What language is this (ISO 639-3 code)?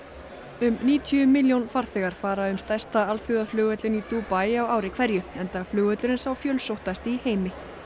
isl